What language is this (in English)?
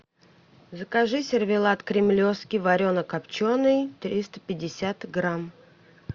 Russian